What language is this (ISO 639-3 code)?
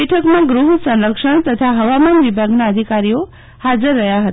guj